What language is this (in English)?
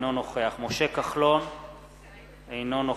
Hebrew